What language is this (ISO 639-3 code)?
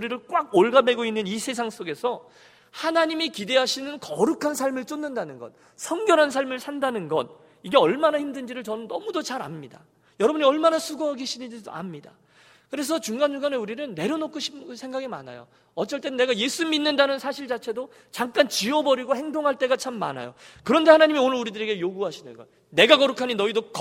kor